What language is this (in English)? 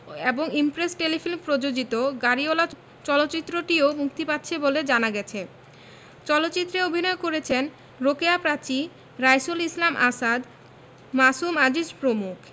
Bangla